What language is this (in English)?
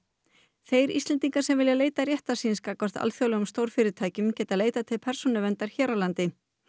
Icelandic